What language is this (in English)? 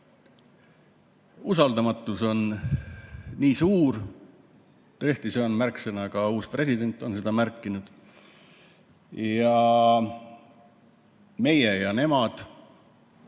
Estonian